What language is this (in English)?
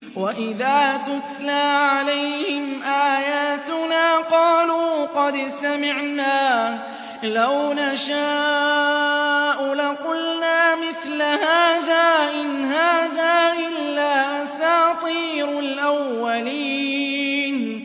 Arabic